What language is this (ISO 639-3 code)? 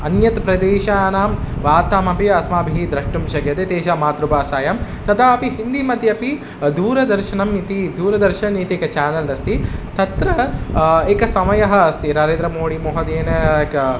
san